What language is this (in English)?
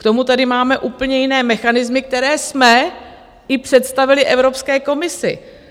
Czech